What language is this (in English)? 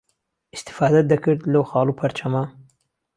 Central Kurdish